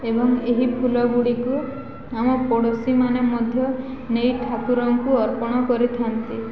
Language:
Odia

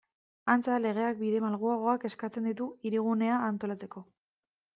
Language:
Basque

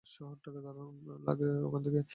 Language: Bangla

